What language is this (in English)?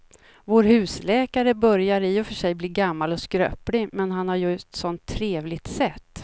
Swedish